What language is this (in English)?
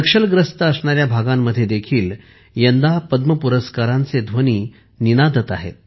Marathi